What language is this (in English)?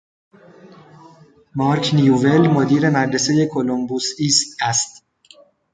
Persian